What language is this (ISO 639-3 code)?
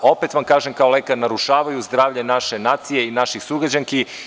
srp